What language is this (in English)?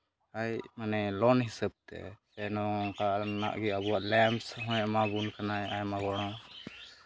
Santali